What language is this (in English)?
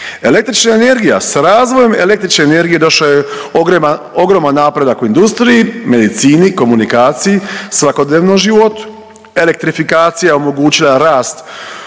Croatian